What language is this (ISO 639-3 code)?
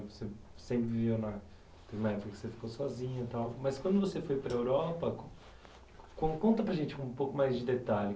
por